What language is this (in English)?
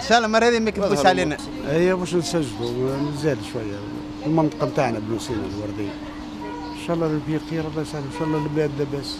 Arabic